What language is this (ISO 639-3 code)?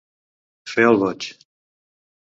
cat